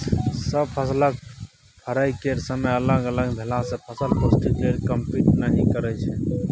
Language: Maithili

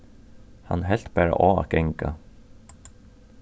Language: Faroese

